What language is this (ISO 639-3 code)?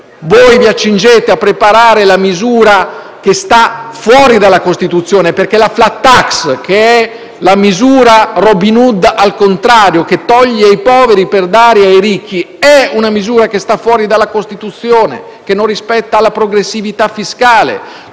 ita